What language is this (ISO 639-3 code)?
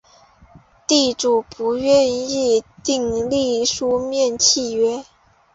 zho